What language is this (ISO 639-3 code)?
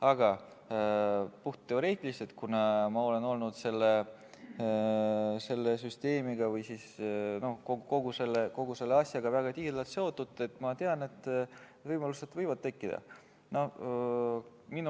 est